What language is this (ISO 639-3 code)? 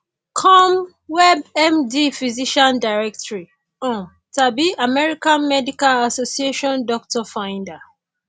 yor